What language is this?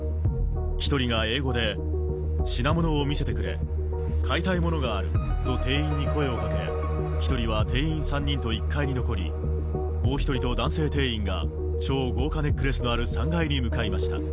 Japanese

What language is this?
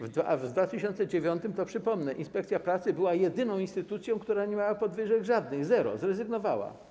Polish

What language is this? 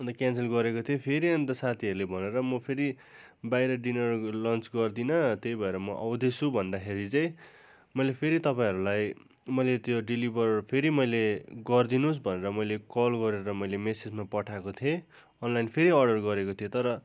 Nepali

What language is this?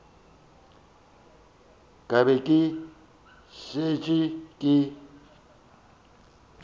Northern Sotho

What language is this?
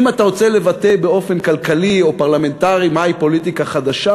Hebrew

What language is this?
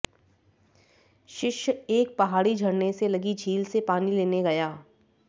Hindi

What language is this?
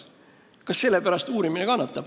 Estonian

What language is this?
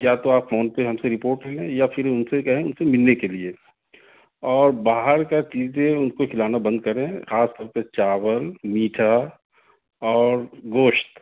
Urdu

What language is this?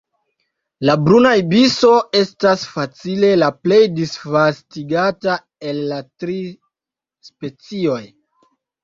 Esperanto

